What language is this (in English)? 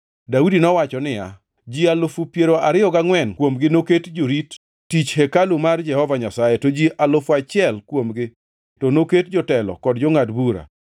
Luo (Kenya and Tanzania)